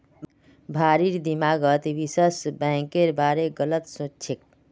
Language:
Magahi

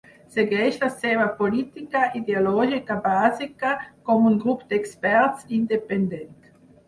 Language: Catalan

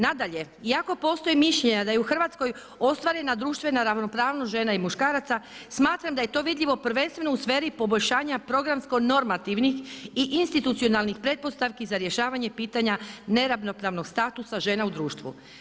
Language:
Croatian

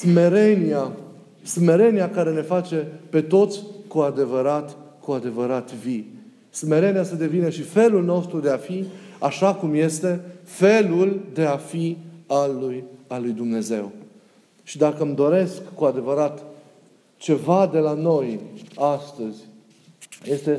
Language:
Romanian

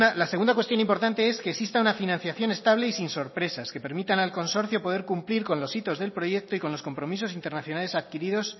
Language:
Spanish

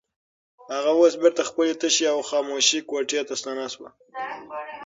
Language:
Pashto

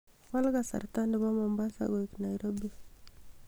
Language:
Kalenjin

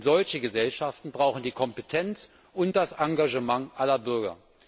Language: German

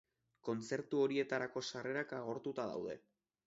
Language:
Basque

